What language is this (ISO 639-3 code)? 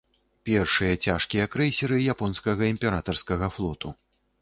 bel